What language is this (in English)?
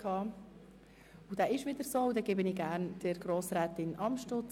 Swiss German